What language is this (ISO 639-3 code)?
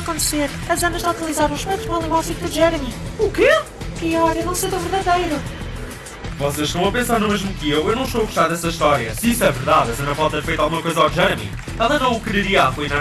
por